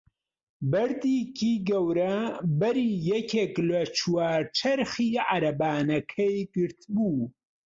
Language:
Central Kurdish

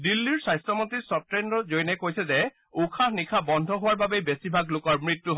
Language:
Assamese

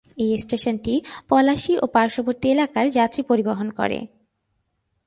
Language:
Bangla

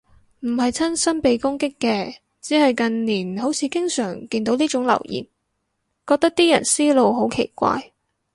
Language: Cantonese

